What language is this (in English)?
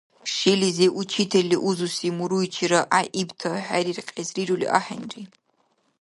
Dargwa